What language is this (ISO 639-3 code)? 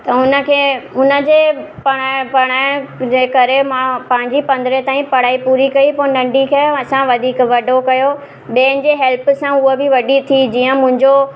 snd